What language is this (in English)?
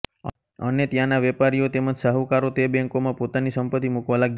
Gujarati